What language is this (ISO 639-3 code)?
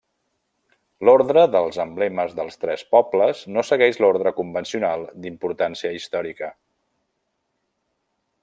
cat